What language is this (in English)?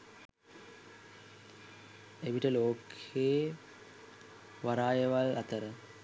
Sinhala